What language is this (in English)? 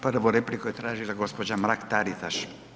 Croatian